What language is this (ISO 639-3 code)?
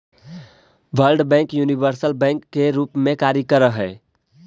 mag